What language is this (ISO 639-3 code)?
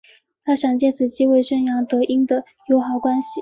zho